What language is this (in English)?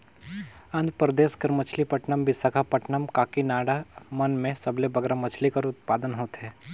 Chhattisgarhi